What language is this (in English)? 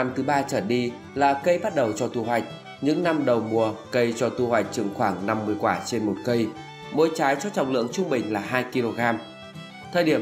Vietnamese